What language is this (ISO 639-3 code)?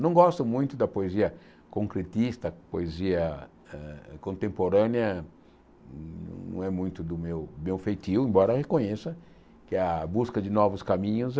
por